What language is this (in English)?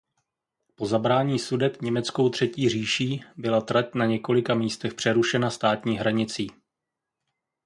Czech